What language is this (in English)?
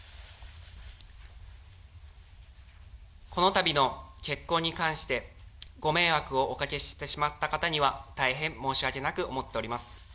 Japanese